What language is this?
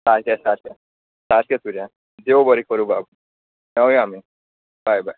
Konkani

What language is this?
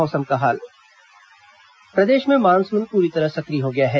Hindi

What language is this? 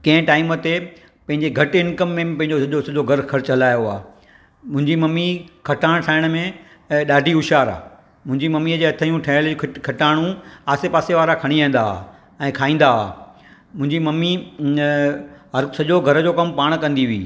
Sindhi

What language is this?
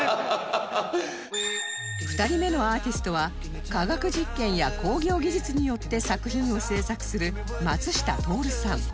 Japanese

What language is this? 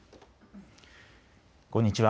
Japanese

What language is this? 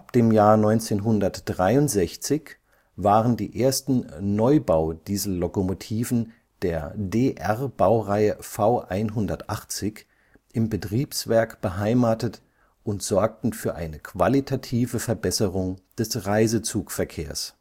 German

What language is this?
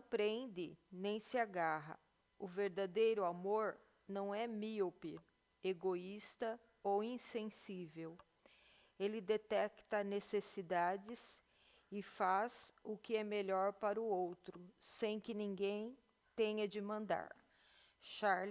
Portuguese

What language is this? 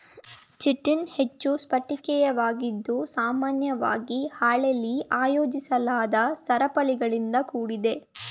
Kannada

